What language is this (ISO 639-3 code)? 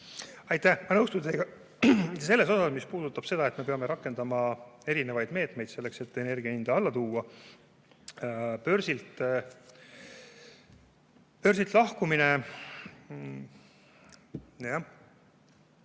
est